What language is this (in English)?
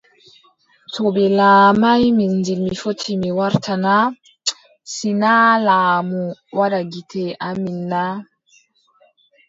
Adamawa Fulfulde